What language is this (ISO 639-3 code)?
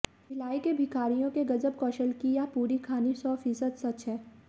hin